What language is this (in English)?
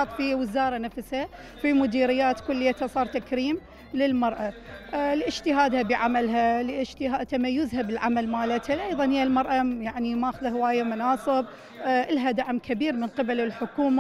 Arabic